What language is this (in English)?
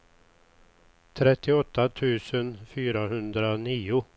Swedish